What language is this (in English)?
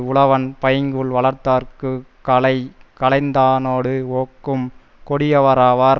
Tamil